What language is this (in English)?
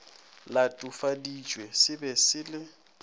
Northern Sotho